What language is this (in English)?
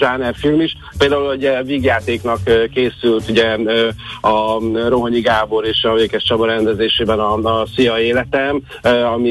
Hungarian